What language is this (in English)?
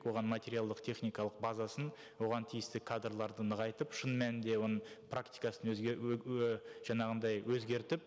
Kazakh